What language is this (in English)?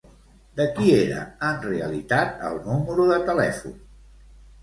Catalan